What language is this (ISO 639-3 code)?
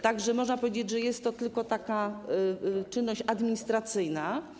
pol